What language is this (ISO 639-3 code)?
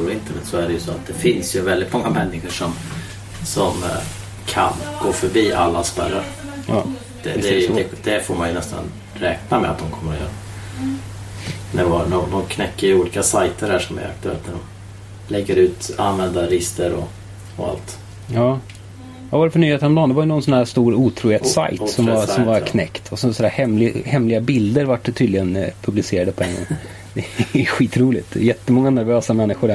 swe